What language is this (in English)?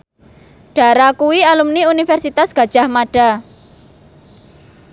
Javanese